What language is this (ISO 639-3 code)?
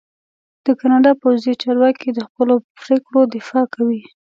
pus